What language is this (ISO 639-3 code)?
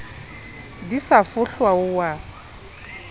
sot